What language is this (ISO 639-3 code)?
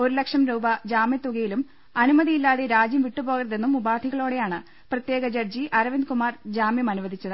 mal